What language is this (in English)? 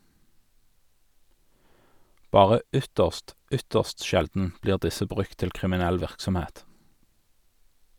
Norwegian